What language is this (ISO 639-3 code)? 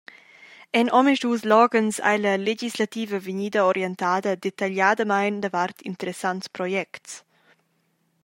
roh